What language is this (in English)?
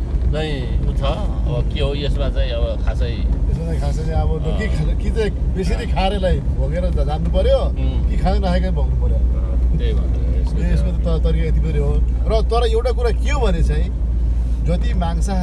Korean